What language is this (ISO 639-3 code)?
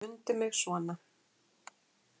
isl